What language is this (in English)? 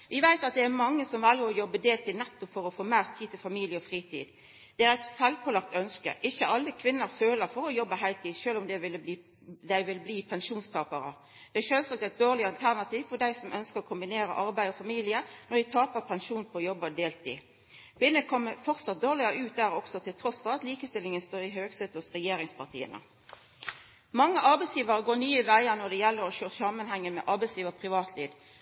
Norwegian Nynorsk